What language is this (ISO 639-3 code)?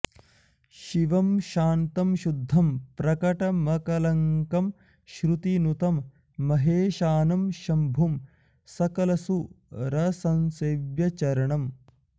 san